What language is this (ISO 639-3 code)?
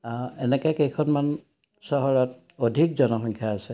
asm